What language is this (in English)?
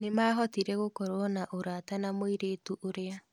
Kikuyu